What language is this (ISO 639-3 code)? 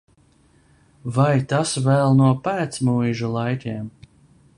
lav